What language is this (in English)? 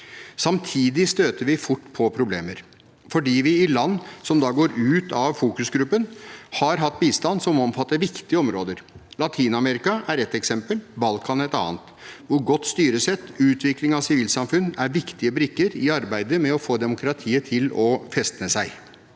Norwegian